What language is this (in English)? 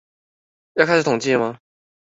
Chinese